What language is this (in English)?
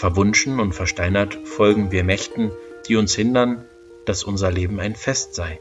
German